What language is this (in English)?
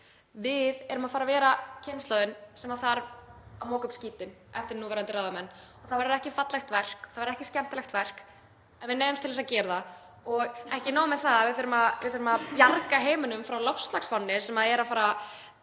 Icelandic